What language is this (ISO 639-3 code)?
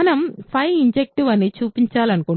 tel